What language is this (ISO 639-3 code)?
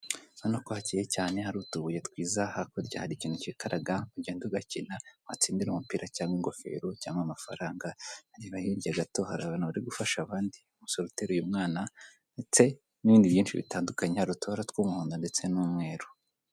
kin